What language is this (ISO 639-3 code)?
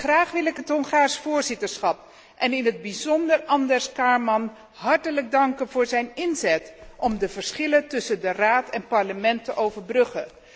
nld